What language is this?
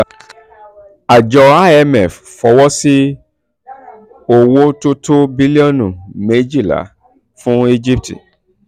Yoruba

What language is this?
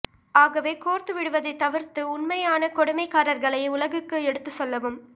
Tamil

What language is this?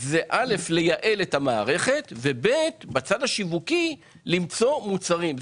Hebrew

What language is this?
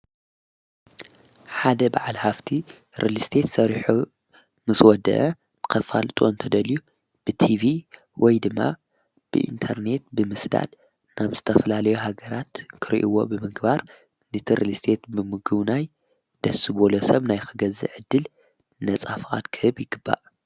Tigrinya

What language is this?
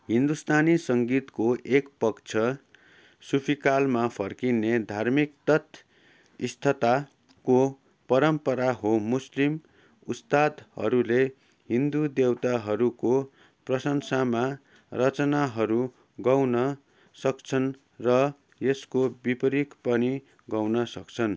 Nepali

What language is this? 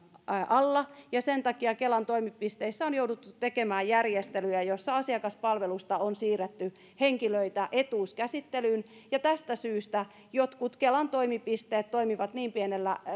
Finnish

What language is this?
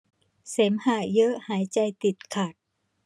Thai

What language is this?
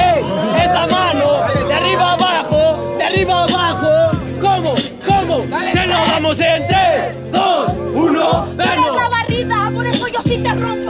Spanish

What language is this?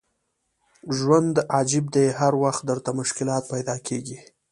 Pashto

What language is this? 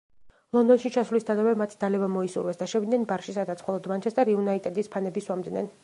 Georgian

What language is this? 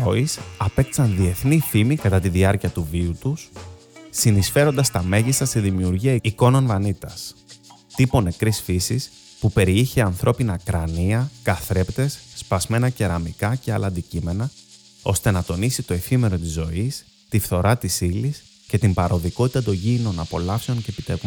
Greek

